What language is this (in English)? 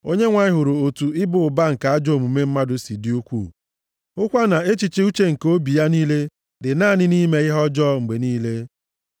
Igbo